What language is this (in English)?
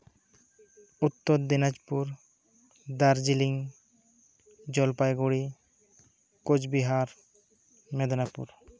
Santali